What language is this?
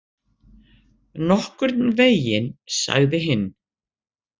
Icelandic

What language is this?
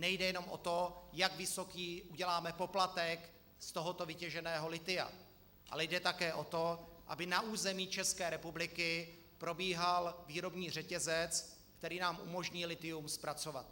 Czech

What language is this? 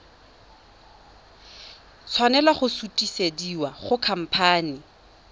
Tswana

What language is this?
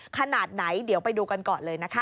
Thai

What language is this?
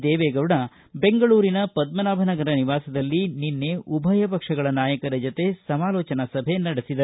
Kannada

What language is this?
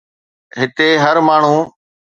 Sindhi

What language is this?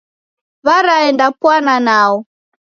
Taita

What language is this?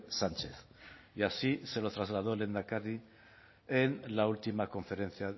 Spanish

